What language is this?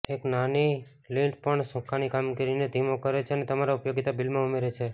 Gujarati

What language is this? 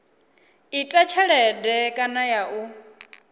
Venda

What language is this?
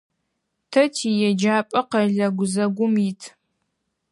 Adyghe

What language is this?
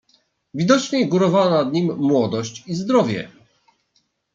Polish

